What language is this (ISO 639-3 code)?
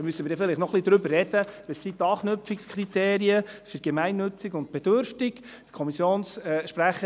gsw